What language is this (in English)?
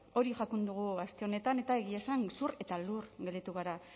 Basque